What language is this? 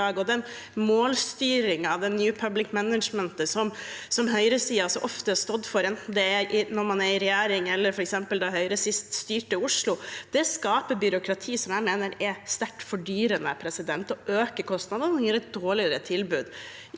Norwegian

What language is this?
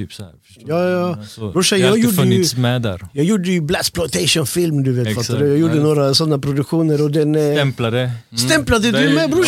Swedish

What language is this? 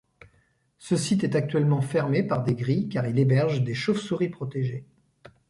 French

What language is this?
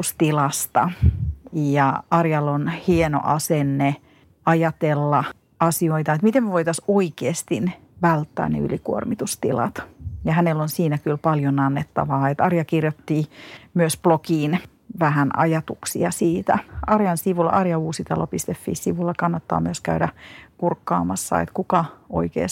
Finnish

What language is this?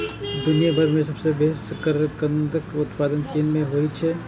Maithili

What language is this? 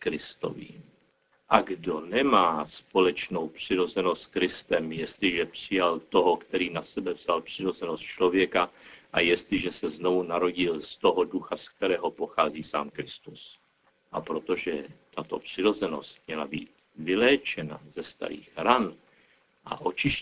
Czech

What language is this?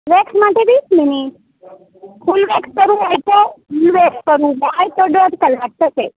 Gujarati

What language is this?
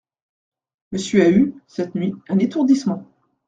French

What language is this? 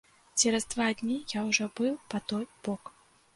Belarusian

